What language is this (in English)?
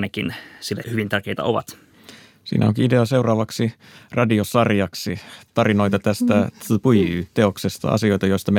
Finnish